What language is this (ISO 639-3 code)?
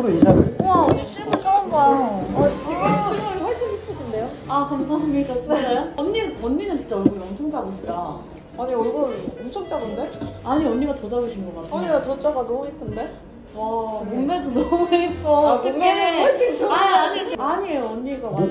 kor